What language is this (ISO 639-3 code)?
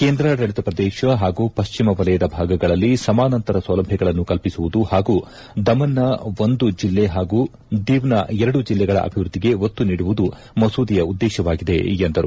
kan